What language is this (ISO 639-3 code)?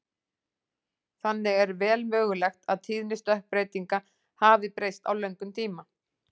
isl